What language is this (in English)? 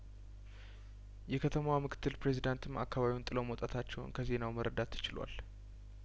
Amharic